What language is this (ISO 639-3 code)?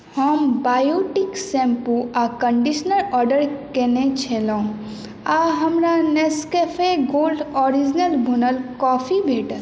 mai